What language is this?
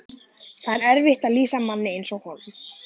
Icelandic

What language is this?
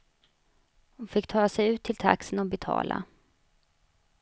Swedish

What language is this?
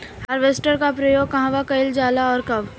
Bhojpuri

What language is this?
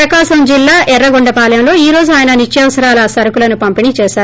Telugu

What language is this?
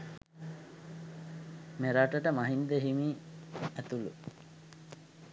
Sinhala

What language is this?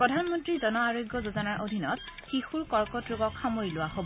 Assamese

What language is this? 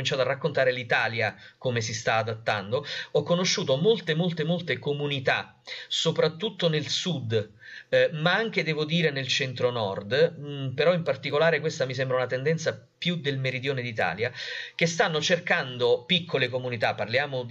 Italian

